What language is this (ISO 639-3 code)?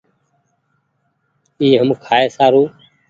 gig